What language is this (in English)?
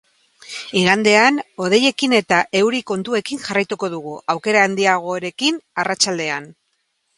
Basque